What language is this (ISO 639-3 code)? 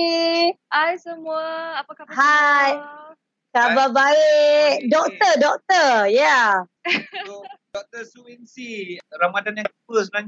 msa